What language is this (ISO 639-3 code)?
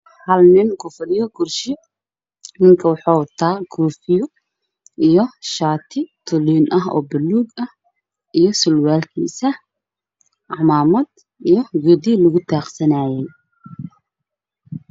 som